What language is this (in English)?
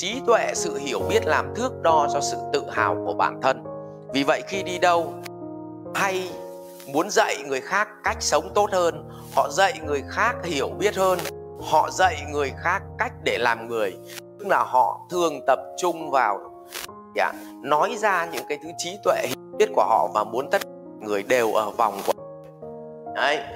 Vietnamese